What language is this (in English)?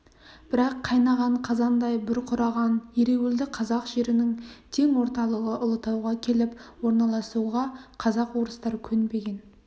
Kazakh